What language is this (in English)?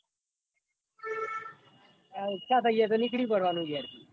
Gujarati